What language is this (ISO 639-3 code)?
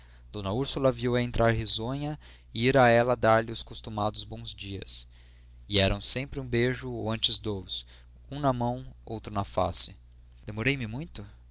por